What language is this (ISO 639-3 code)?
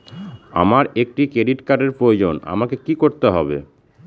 ben